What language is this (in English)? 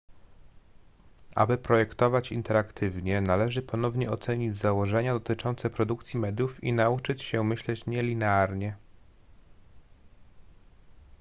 Polish